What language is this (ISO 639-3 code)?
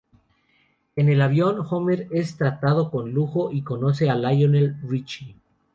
spa